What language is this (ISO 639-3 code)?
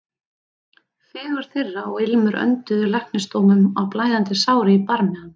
isl